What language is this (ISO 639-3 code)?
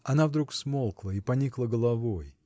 rus